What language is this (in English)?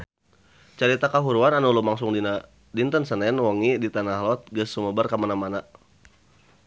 Sundanese